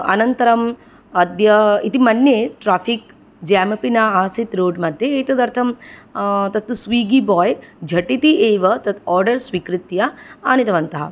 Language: Sanskrit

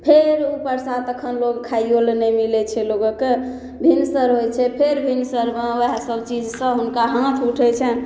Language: Maithili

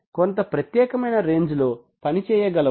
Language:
Telugu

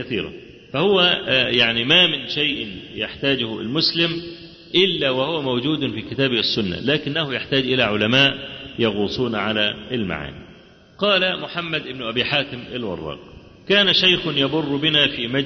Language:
Arabic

